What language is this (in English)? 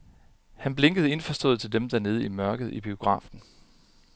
Danish